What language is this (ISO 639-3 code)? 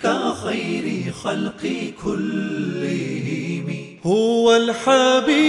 urd